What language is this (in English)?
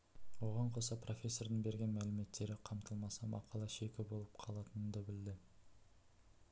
Kazakh